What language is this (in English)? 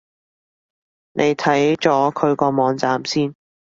Cantonese